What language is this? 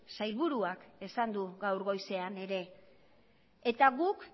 Basque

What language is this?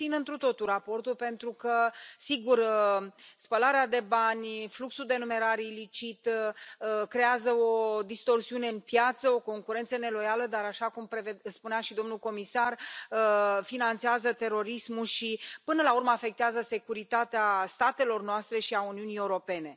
Romanian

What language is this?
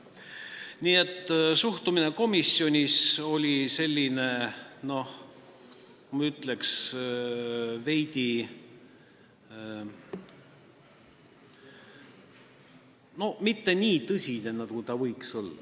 Estonian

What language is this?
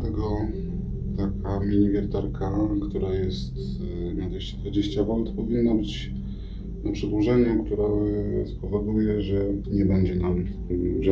Polish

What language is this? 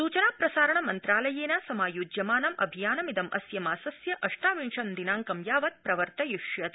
Sanskrit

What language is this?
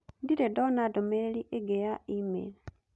Kikuyu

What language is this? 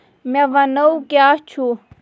Kashmiri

